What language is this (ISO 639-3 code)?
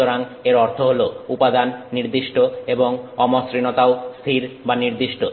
ben